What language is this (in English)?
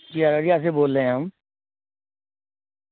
Urdu